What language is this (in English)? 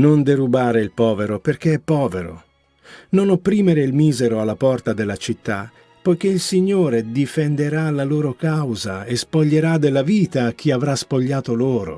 Italian